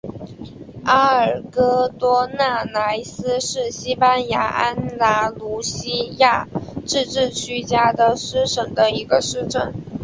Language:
Chinese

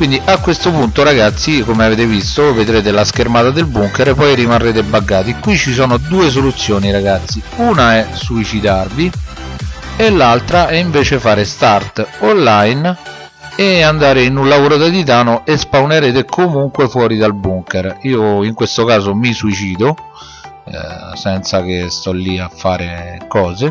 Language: Italian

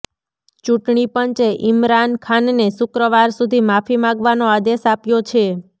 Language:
Gujarati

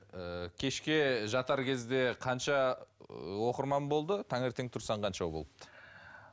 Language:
Kazakh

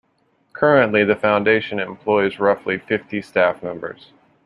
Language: English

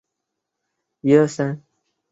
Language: Chinese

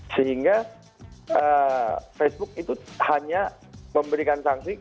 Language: Indonesian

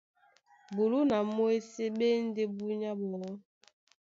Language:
Duala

